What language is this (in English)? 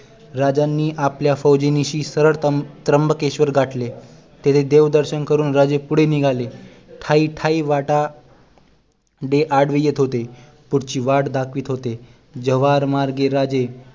Marathi